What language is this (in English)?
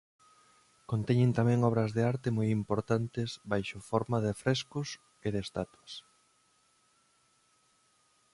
Galician